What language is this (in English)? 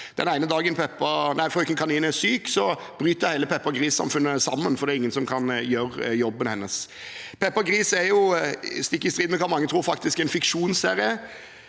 Norwegian